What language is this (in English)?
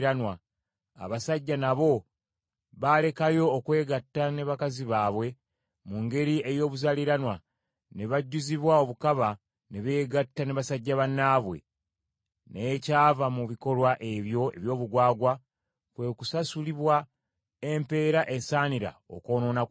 Ganda